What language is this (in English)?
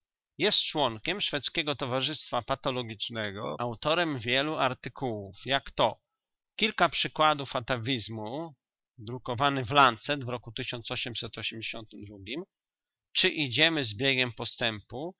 Polish